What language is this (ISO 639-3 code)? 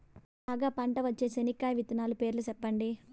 tel